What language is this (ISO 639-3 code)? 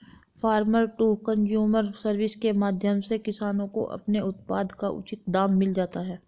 hin